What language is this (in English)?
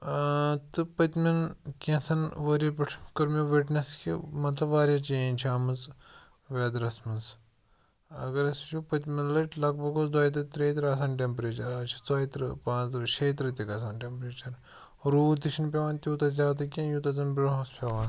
Kashmiri